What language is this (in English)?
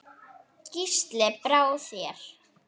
Icelandic